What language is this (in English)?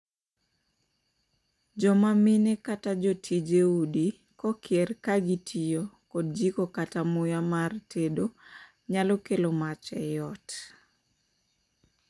Luo (Kenya and Tanzania)